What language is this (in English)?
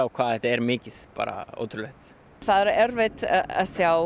Icelandic